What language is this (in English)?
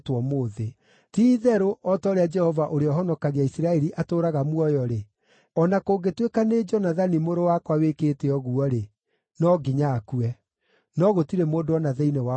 Kikuyu